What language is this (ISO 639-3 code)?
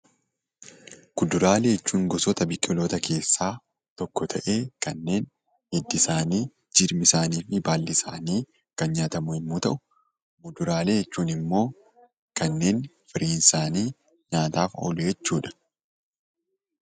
orm